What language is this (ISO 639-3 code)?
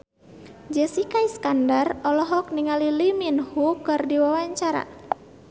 sun